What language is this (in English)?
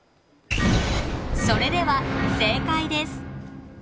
Japanese